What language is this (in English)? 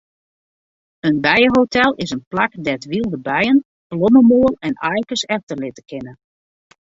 Western Frisian